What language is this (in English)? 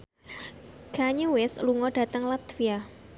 Javanese